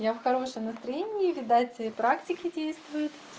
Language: Russian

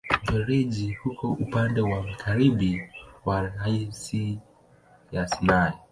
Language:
Swahili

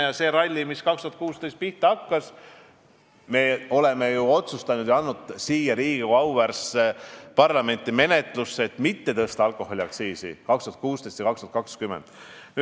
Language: Estonian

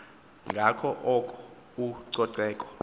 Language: Xhosa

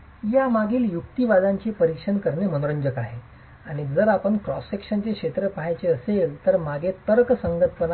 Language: Marathi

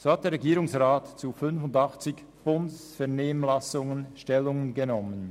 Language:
Swiss German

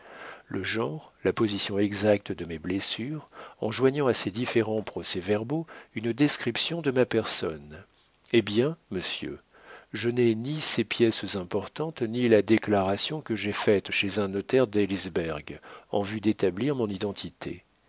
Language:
French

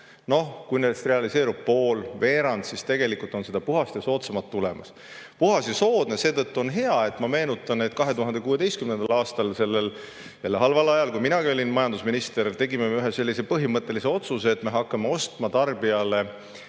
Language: Estonian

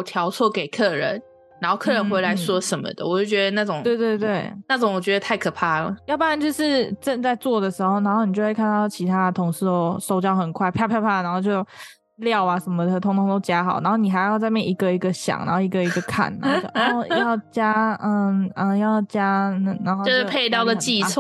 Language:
Chinese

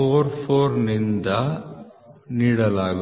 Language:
Kannada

